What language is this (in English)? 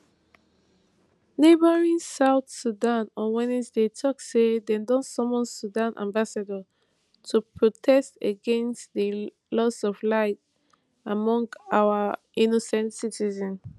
Nigerian Pidgin